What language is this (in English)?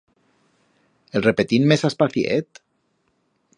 Aragonese